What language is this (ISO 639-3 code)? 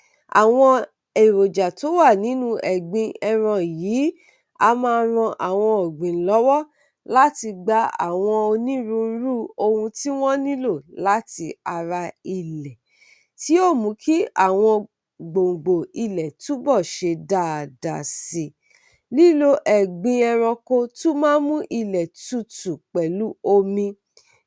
yor